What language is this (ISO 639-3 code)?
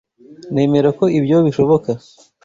kin